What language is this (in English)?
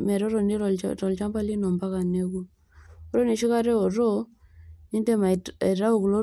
Masai